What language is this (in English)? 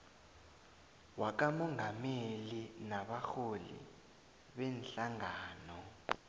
South Ndebele